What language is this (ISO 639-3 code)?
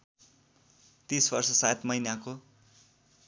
nep